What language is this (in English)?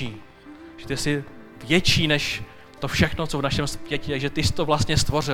Czech